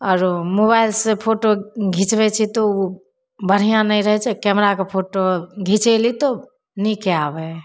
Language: Maithili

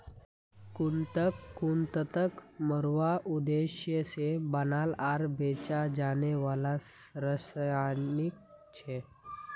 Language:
Magahi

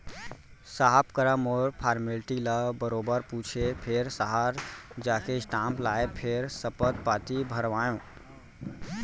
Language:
Chhattisgarhi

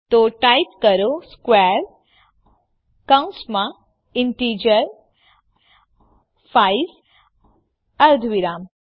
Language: Gujarati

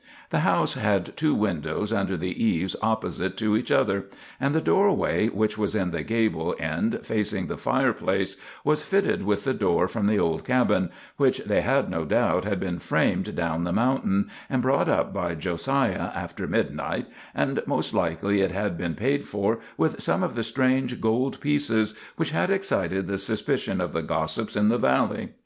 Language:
English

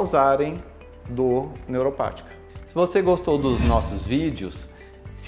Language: Portuguese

